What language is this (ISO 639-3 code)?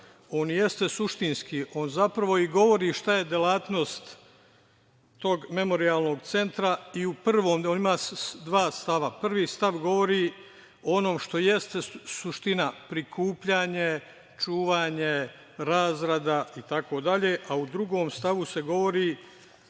srp